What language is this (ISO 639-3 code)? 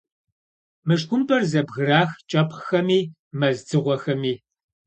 kbd